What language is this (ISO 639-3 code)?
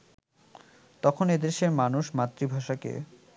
ben